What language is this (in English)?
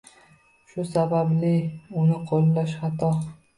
Uzbek